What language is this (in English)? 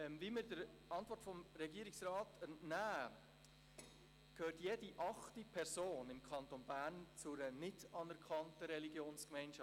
Swiss German